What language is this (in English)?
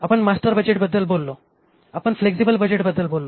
Marathi